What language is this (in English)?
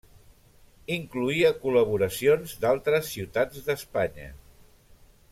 Catalan